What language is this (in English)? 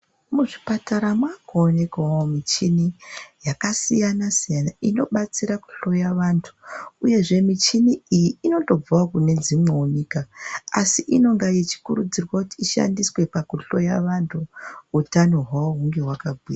Ndau